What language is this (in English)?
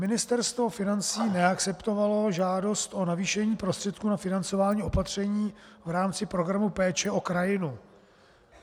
Czech